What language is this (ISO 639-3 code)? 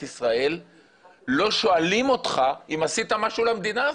heb